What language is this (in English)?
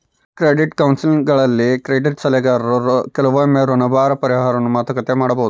Kannada